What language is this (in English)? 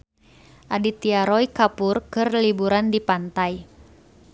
Sundanese